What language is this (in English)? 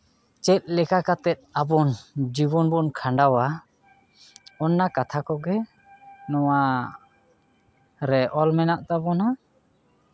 Santali